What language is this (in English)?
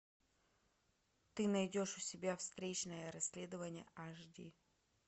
Russian